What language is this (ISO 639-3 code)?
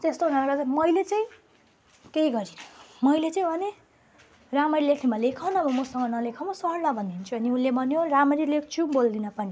nep